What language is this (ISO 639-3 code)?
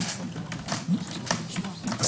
heb